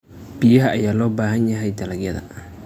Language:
Somali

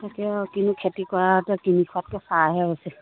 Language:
Assamese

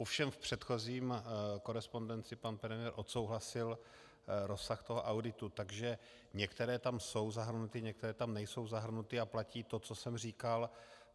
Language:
Czech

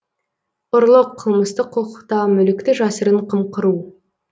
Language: Kazakh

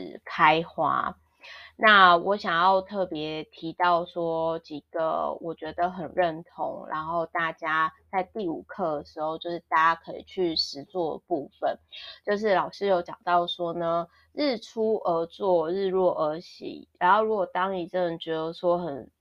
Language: Chinese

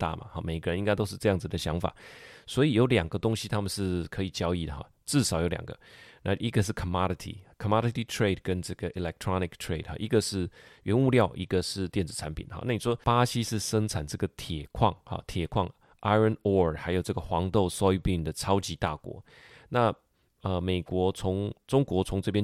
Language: Chinese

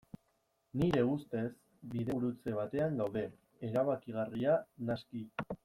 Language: Basque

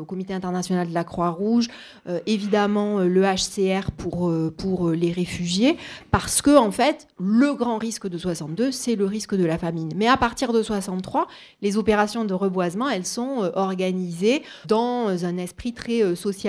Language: French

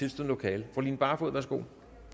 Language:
Danish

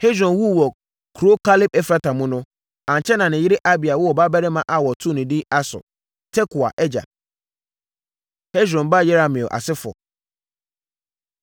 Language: Akan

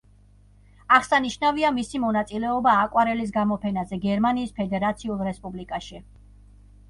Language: Georgian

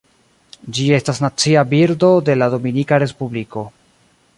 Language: Esperanto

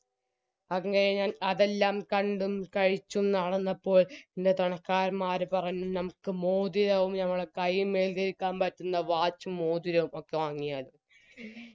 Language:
Malayalam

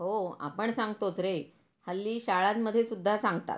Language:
Marathi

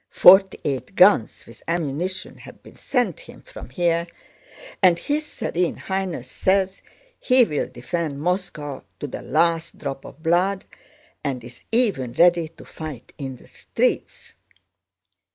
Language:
English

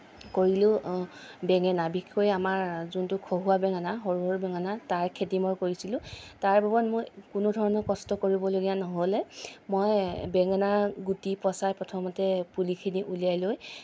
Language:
Assamese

